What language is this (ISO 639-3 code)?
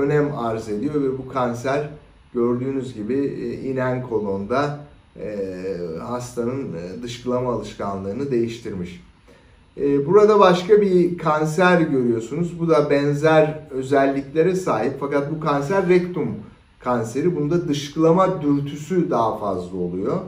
tur